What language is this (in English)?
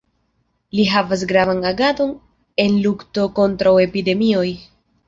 Esperanto